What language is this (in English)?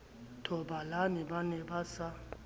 Southern Sotho